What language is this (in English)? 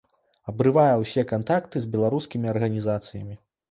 Belarusian